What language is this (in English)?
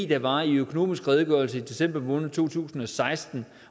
Danish